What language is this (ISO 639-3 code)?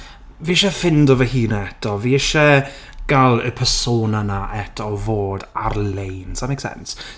cym